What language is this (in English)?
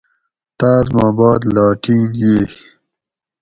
Gawri